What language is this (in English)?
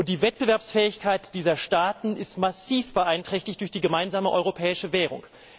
German